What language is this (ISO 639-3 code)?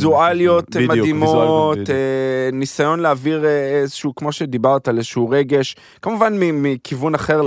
heb